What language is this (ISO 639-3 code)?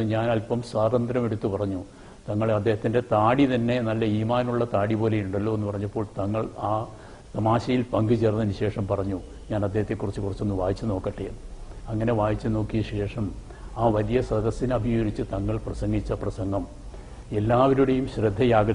ron